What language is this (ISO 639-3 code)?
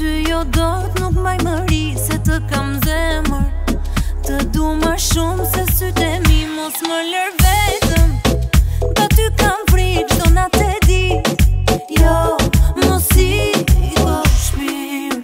ron